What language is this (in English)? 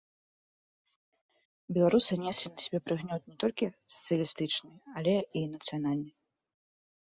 Belarusian